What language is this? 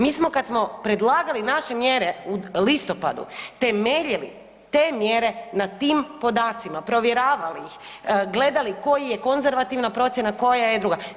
Croatian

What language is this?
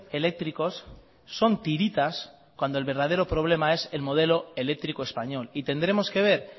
Spanish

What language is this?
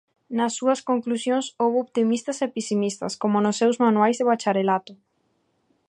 Galician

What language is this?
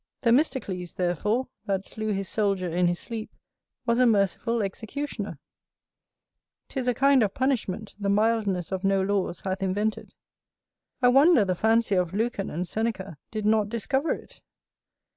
English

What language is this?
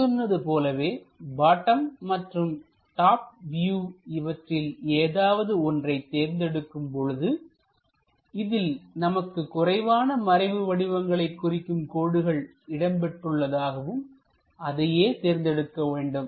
Tamil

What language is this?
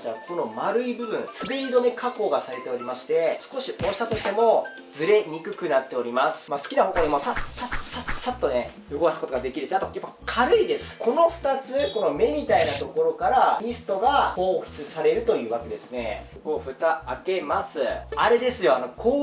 Japanese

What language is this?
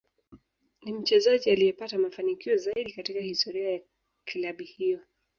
Swahili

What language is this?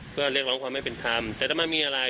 Thai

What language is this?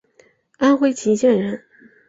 Chinese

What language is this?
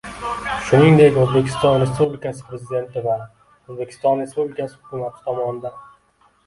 Uzbek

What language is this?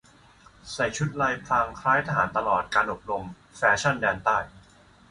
Thai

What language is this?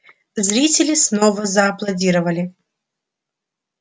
Russian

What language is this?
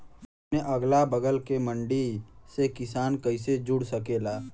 Bhojpuri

